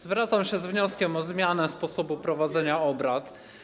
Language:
Polish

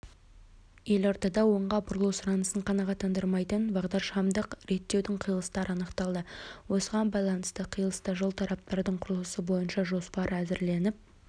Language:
Kazakh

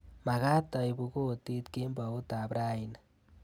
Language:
Kalenjin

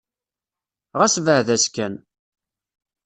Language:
Kabyle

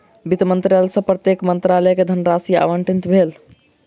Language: Maithili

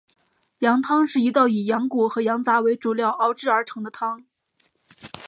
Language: Chinese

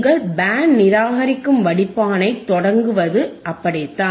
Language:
Tamil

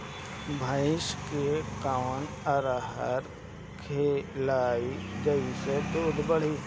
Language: Bhojpuri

